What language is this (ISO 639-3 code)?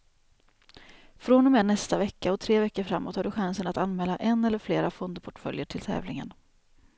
swe